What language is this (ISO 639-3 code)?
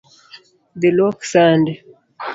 luo